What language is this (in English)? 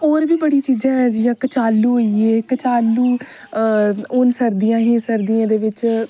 Dogri